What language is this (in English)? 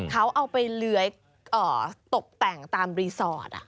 Thai